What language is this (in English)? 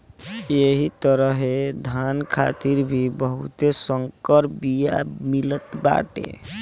Bhojpuri